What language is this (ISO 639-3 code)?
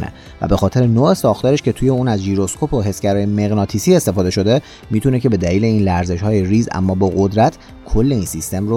fas